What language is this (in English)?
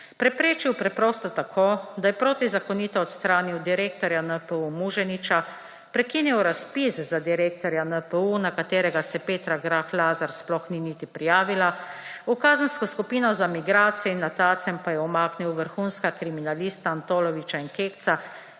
Slovenian